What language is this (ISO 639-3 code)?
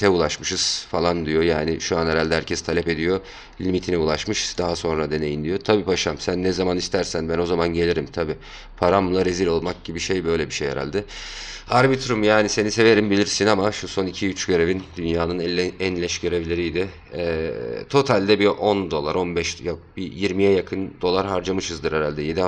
tur